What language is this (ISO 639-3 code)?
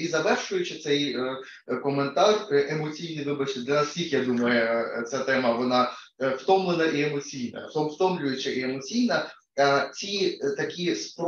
ukr